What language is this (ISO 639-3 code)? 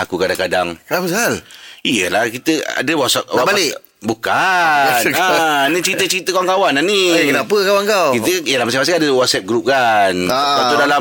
msa